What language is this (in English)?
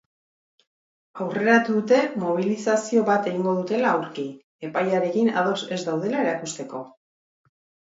Basque